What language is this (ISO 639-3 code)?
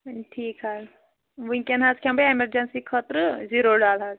kas